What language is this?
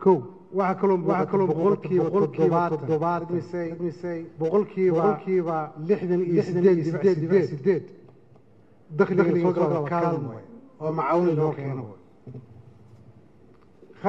Arabic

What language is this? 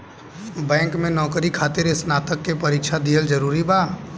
Bhojpuri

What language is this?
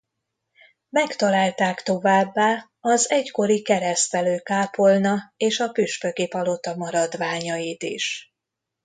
Hungarian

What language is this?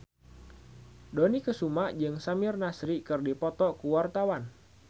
Sundanese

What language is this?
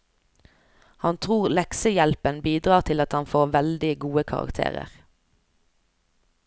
Norwegian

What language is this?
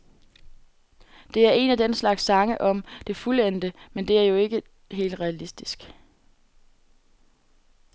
Danish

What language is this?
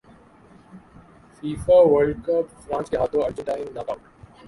Urdu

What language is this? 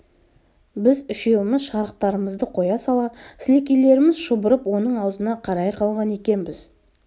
Kazakh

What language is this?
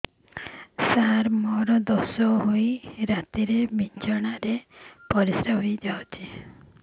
Odia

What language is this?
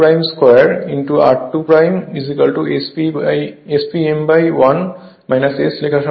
Bangla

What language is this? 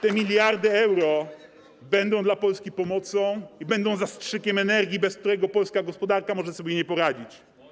Polish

